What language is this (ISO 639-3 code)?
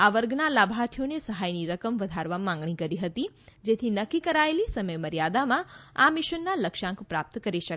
guj